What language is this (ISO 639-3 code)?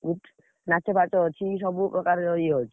ori